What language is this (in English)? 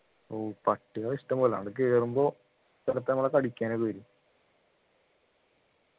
Malayalam